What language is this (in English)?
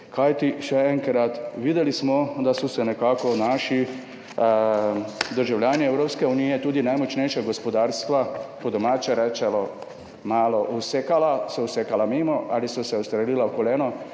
Slovenian